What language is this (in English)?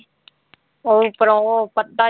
Punjabi